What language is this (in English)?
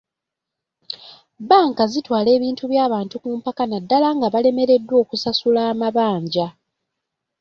Ganda